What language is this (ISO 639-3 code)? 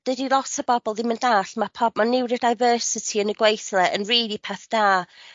cym